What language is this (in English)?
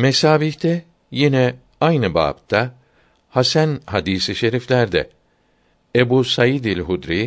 Turkish